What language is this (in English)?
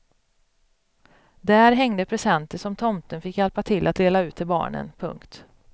Swedish